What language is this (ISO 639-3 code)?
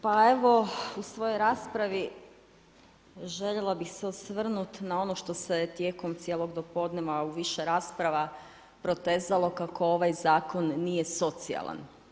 hrv